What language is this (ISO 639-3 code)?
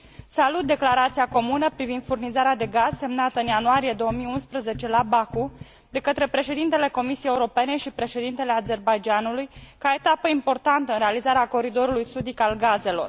ron